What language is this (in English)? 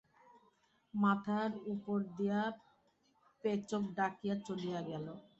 Bangla